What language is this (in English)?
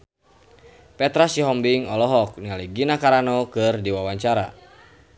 Sundanese